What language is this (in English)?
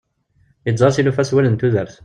Kabyle